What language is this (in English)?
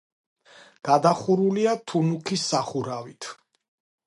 Georgian